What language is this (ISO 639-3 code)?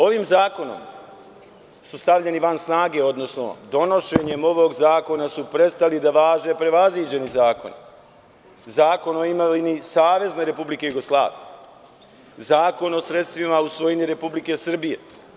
srp